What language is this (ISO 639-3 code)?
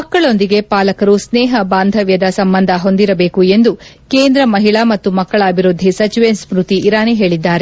kan